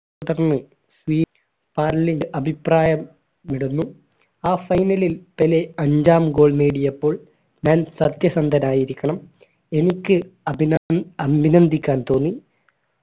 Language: Malayalam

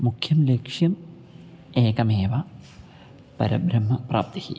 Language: Sanskrit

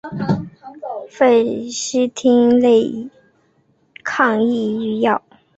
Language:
Chinese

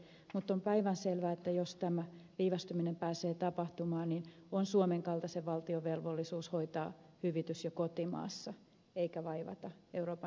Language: Finnish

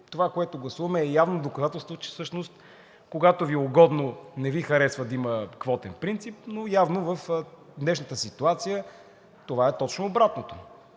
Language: Bulgarian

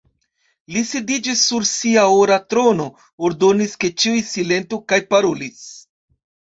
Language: Esperanto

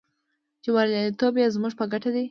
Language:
Pashto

